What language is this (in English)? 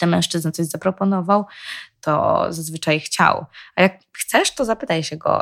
Polish